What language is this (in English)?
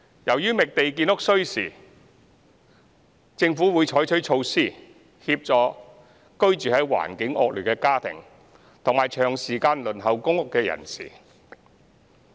Cantonese